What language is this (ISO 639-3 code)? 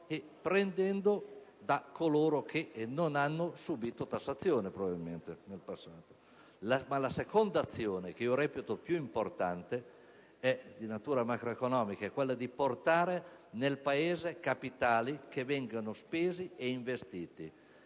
ita